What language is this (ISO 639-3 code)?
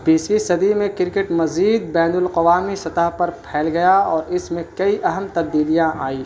urd